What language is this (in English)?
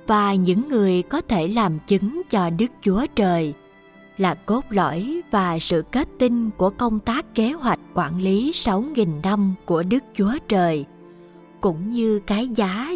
Vietnamese